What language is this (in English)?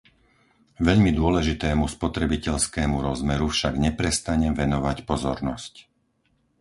Slovak